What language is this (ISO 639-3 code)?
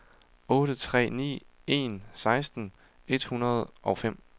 dan